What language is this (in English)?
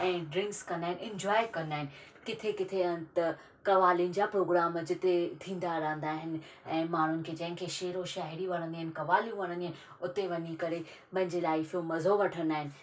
Sindhi